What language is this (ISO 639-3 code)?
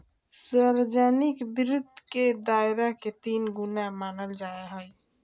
mag